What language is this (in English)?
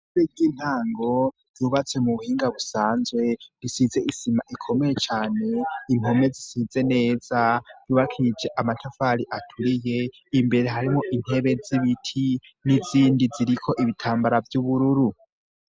Rundi